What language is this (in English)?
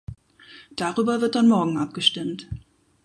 German